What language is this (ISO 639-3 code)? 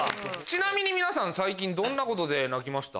jpn